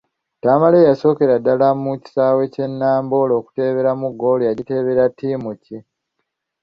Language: Ganda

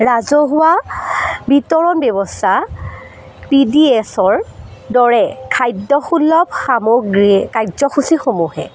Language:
Assamese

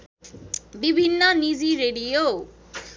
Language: Nepali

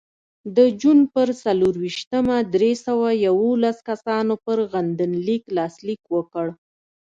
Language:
Pashto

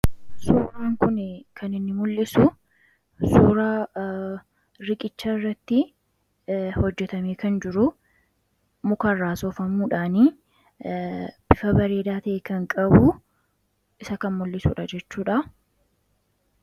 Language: Oromo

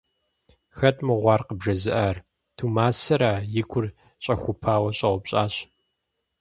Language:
Kabardian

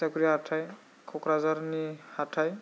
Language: Bodo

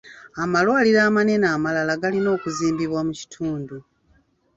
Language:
Ganda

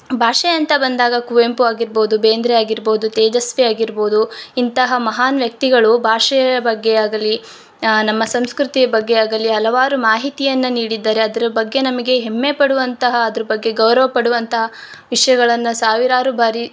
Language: Kannada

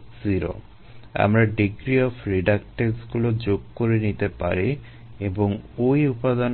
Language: Bangla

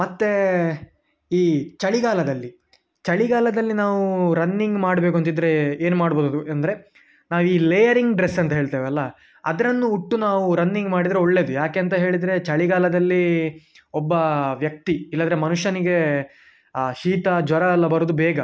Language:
Kannada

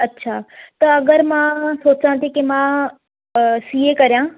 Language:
Sindhi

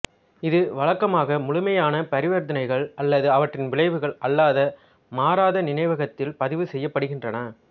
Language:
Tamil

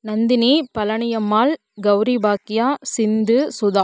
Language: Tamil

